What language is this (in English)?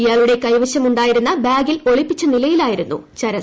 Malayalam